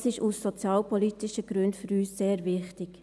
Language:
Swiss German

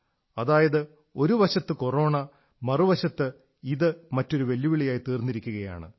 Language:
Malayalam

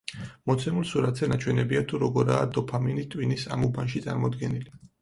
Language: Georgian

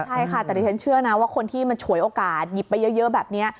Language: Thai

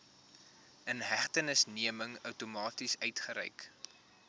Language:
Afrikaans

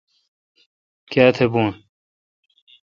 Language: Kalkoti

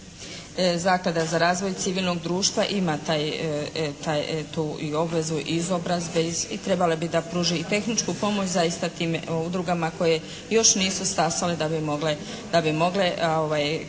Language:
Croatian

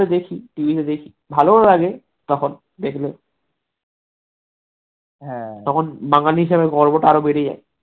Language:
Bangla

